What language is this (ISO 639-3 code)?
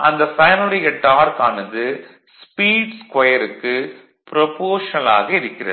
tam